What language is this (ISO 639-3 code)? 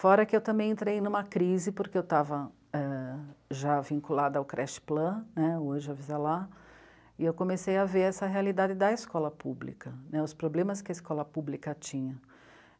por